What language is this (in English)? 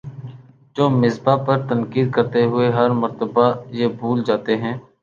Urdu